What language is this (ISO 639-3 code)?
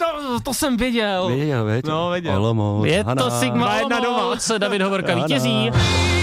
ces